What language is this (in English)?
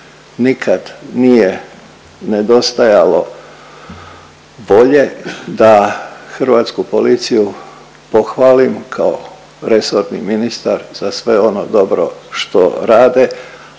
Croatian